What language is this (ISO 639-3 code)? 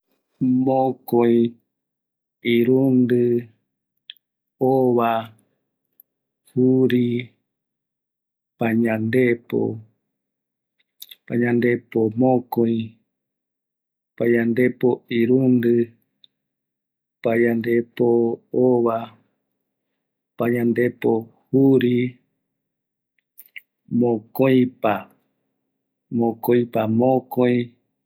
gui